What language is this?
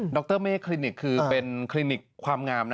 Thai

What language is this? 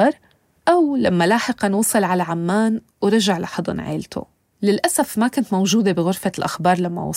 Arabic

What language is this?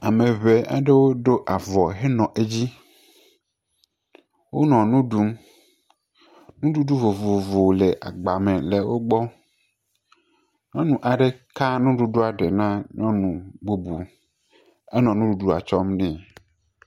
Ewe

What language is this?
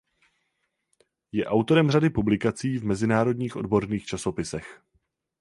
Czech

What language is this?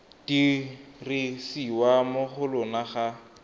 Tswana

